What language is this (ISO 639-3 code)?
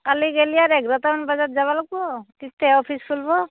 asm